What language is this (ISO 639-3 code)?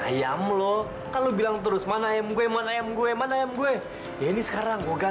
ind